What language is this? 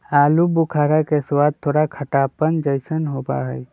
Magahi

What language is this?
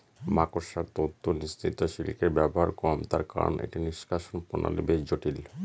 Bangla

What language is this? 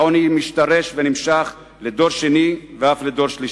Hebrew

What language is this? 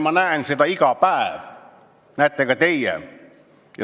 Estonian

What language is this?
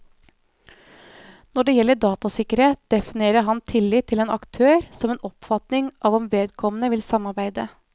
Norwegian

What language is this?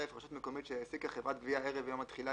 Hebrew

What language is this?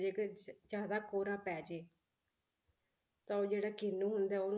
Punjabi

